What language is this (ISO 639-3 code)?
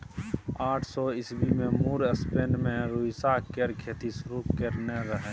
mai